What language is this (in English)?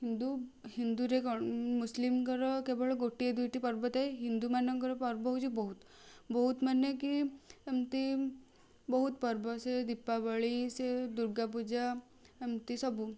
Odia